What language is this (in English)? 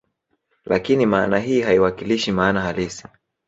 Swahili